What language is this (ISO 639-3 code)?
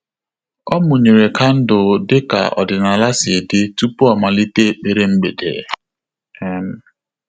ibo